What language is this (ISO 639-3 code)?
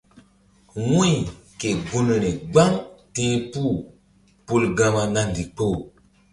mdd